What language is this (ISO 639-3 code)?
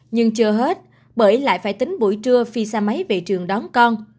vie